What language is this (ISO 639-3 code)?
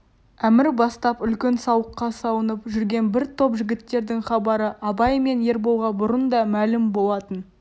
kaz